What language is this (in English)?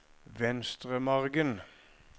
Norwegian